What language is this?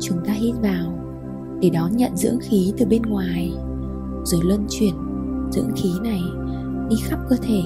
Vietnamese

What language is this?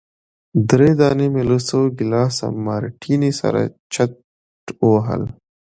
Pashto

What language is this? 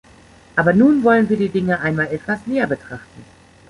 German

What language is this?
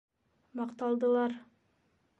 Bashkir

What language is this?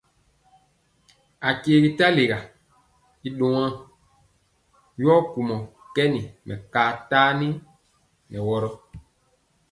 Mpiemo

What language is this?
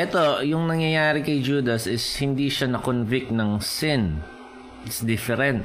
Filipino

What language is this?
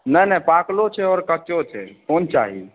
Maithili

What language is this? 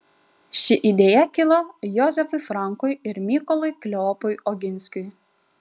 Lithuanian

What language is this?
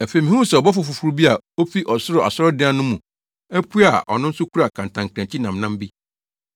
Akan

